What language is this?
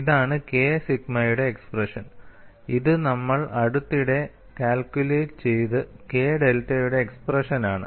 Malayalam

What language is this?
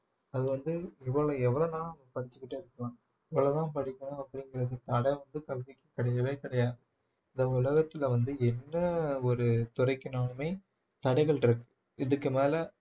Tamil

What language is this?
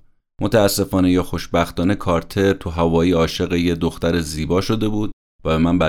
Persian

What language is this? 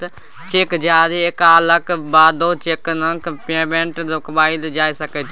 Maithili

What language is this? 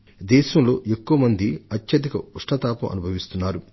Telugu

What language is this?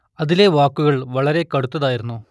Malayalam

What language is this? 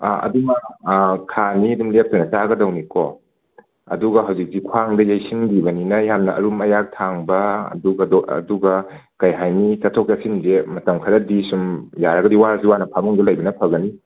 Manipuri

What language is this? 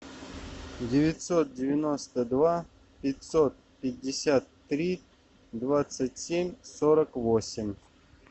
Russian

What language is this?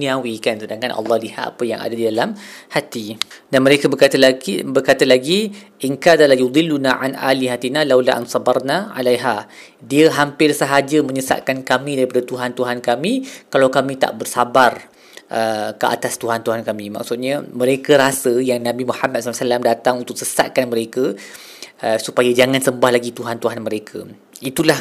Malay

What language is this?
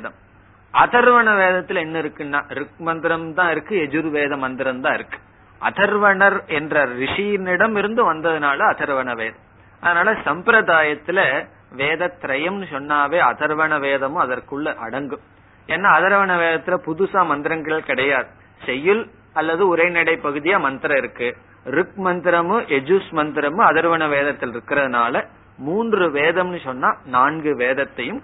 Tamil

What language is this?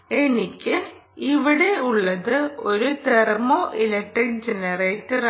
Malayalam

